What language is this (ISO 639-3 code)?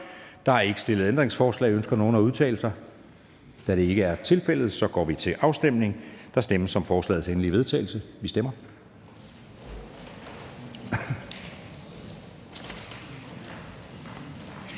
dan